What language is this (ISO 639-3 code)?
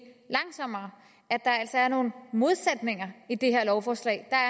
dan